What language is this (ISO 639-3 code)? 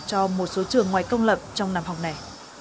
vie